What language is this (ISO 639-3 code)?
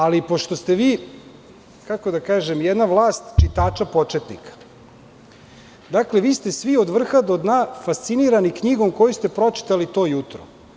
srp